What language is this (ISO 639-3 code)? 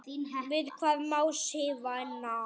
isl